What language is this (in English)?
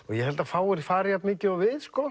Icelandic